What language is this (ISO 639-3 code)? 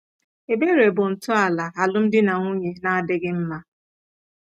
ibo